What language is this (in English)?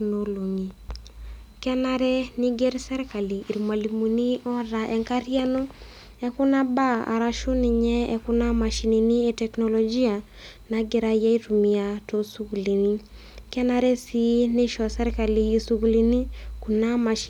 Masai